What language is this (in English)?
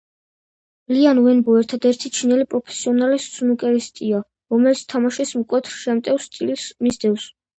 Georgian